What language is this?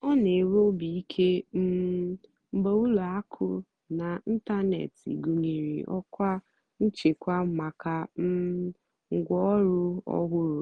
Igbo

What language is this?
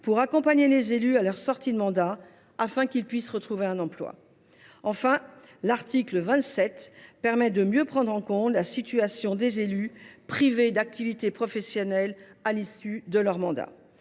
French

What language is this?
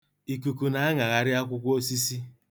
Igbo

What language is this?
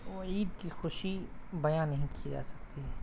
Urdu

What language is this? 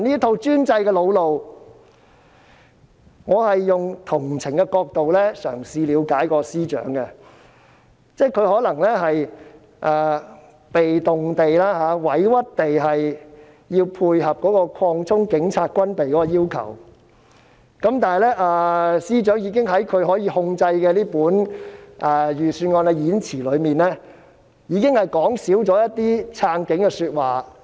Cantonese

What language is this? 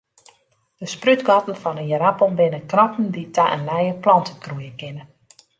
Western Frisian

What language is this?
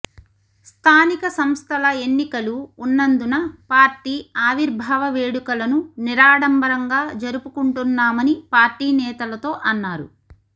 Telugu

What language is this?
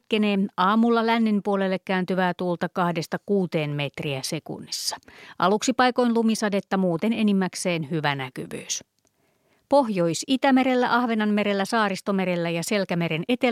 Finnish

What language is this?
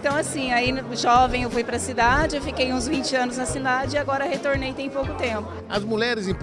Portuguese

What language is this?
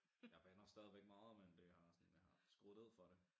Danish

